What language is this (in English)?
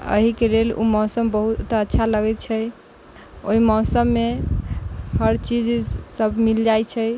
Maithili